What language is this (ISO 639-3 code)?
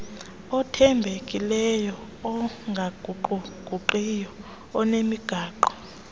xho